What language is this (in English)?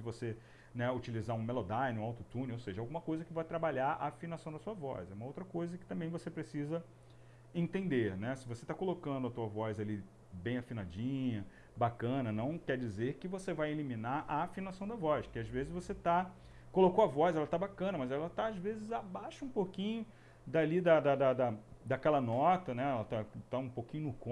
Portuguese